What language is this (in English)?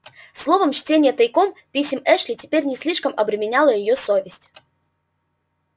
Russian